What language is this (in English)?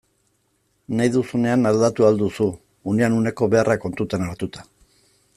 Basque